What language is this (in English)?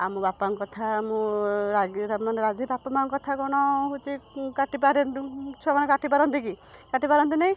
Odia